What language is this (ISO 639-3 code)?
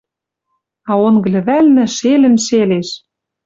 mrj